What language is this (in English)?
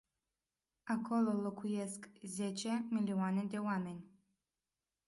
Romanian